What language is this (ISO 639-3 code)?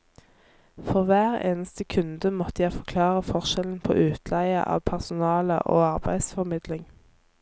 nor